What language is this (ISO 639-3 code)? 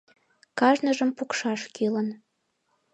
chm